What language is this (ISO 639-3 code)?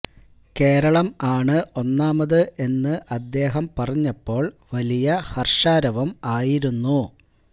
mal